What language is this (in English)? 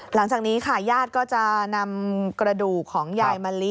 Thai